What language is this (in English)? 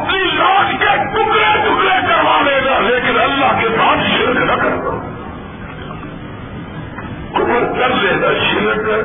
Urdu